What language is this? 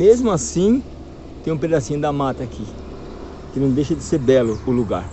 Portuguese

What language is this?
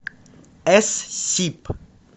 Russian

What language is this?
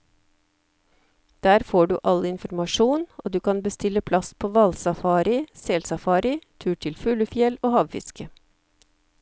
Norwegian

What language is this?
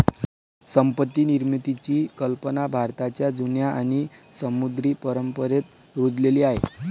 Marathi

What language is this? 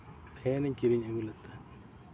Santali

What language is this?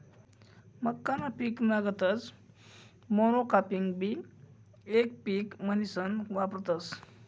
Marathi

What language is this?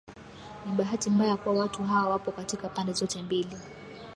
Swahili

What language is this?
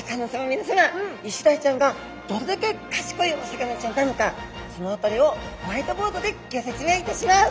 Japanese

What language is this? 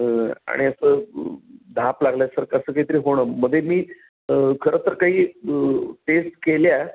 Marathi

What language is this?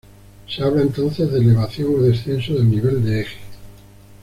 Spanish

